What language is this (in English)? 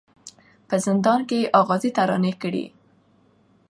Pashto